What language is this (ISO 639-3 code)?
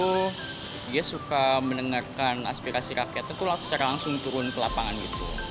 ind